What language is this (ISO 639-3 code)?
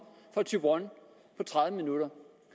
dan